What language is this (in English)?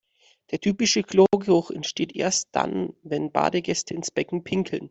German